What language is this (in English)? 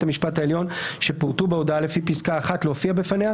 Hebrew